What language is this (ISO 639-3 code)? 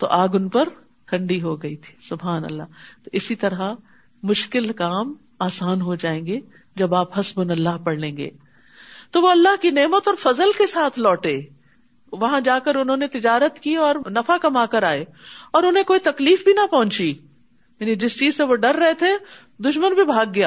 urd